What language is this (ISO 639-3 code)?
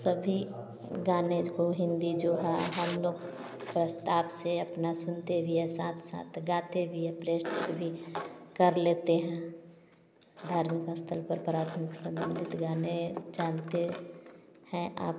hin